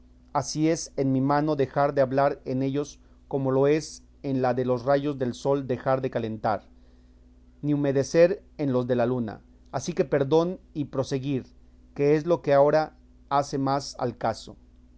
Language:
Spanish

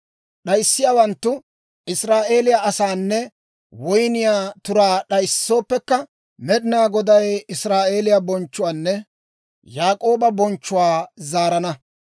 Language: Dawro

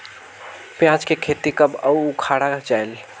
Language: Chhattisgarhi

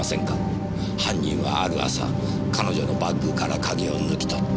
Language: Japanese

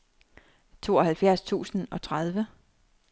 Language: Danish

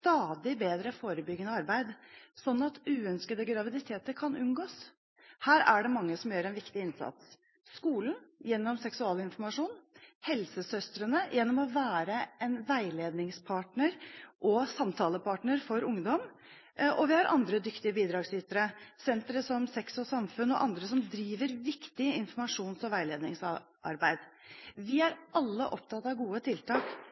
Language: Norwegian Bokmål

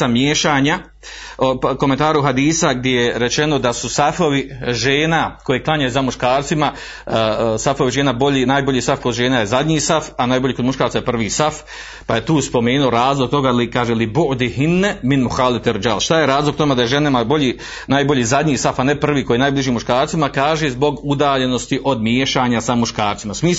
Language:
Croatian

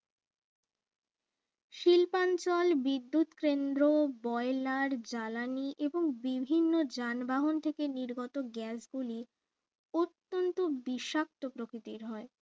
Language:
Bangla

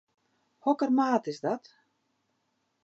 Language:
Western Frisian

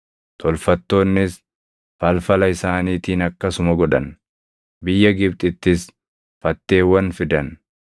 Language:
Oromo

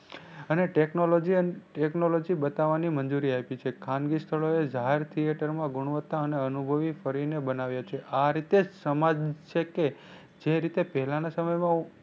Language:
Gujarati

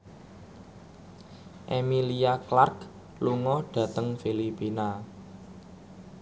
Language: Javanese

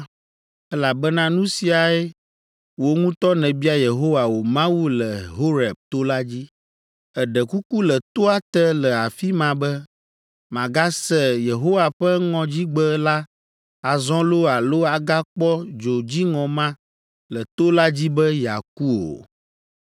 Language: Ewe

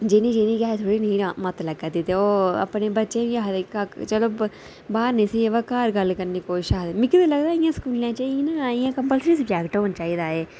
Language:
Dogri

